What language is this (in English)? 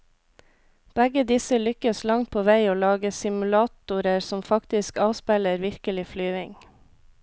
Norwegian